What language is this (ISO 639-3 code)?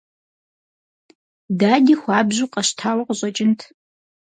kbd